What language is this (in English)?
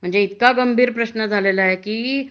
Marathi